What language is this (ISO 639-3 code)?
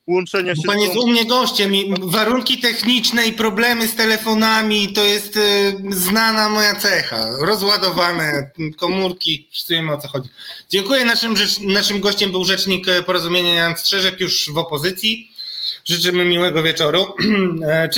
pol